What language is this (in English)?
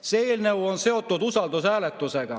Estonian